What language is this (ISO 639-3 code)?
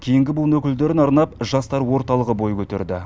kaz